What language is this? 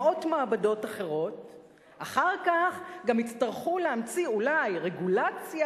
Hebrew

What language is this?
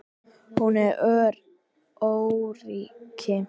Icelandic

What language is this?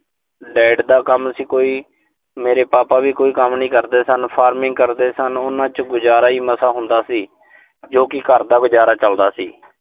Punjabi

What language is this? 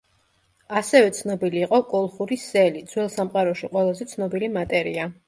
Georgian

